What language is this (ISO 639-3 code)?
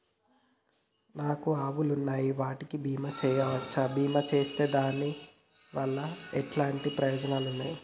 tel